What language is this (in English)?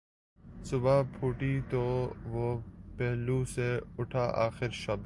Urdu